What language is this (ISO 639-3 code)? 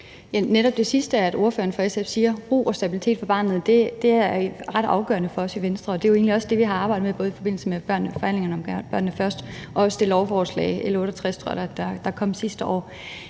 dan